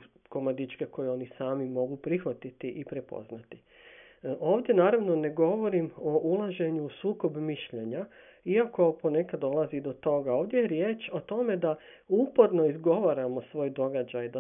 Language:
Croatian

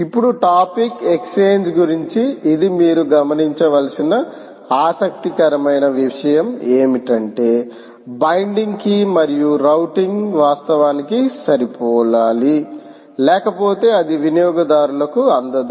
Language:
Telugu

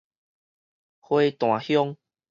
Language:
Min Nan Chinese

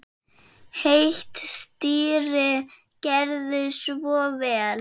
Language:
Icelandic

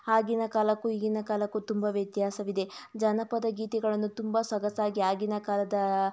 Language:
Kannada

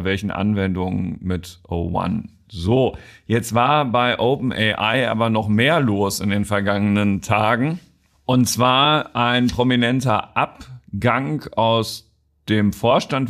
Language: German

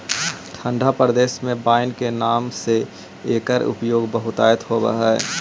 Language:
Magahi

